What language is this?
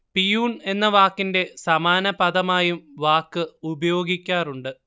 Malayalam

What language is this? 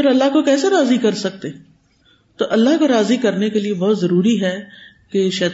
Urdu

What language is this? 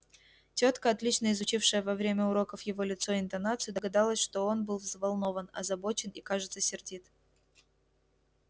Russian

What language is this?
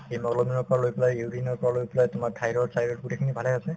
Assamese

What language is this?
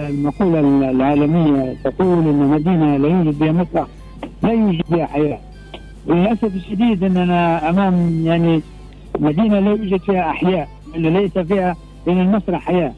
Arabic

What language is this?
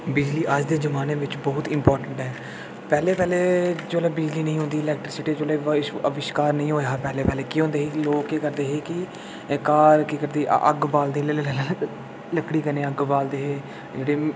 Dogri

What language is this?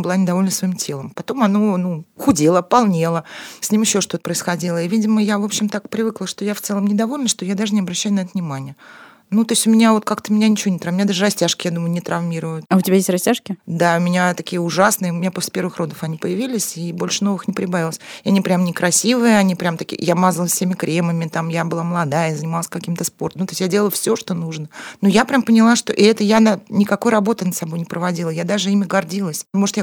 Russian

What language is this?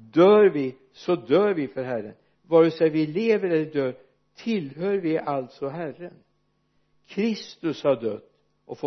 Swedish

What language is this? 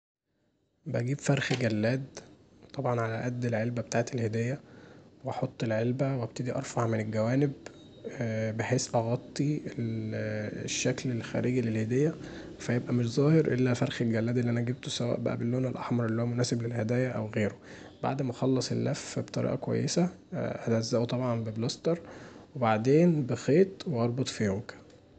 Egyptian Arabic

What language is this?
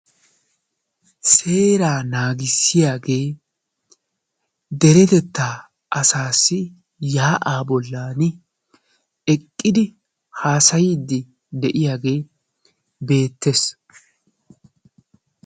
Wolaytta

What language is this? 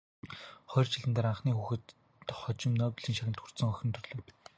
Mongolian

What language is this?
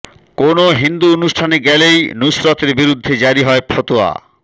Bangla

